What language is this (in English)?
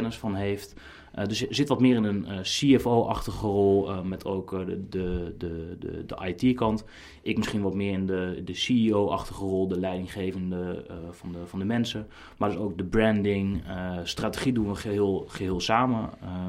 Dutch